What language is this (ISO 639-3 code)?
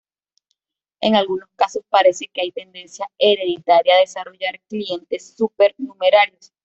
spa